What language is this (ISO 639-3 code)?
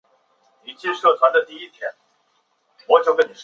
zho